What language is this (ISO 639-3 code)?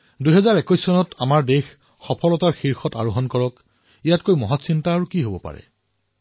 asm